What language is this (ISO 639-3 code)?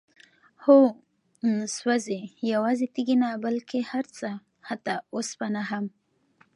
pus